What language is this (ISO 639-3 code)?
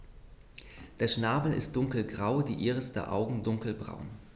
deu